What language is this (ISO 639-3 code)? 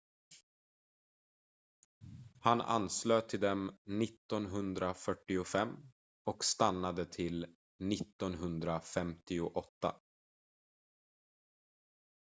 swe